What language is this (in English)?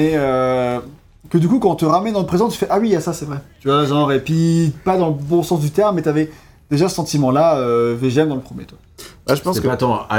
French